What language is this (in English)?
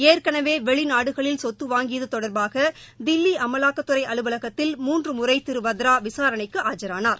Tamil